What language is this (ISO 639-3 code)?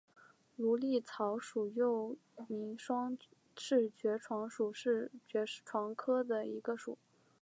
zho